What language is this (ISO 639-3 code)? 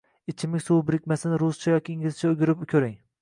uzb